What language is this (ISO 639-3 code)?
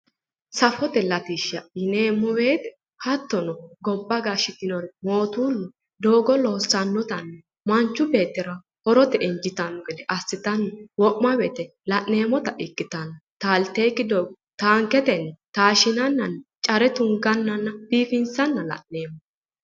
sid